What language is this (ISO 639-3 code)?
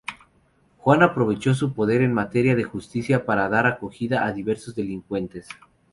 spa